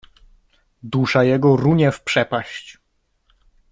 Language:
Polish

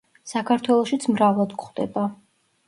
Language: Georgian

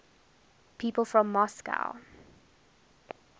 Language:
English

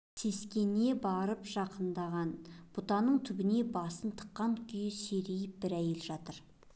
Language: Kazakh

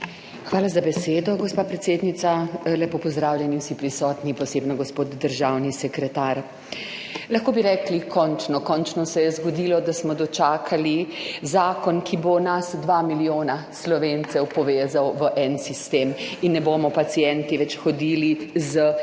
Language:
Slovenian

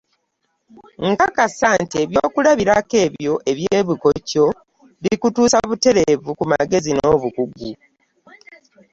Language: Ganda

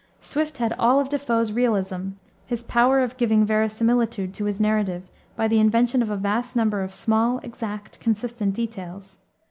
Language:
English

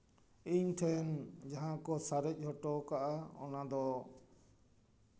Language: Santali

